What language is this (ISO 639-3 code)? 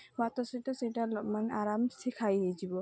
ori